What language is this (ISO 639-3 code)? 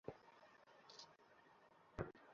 ben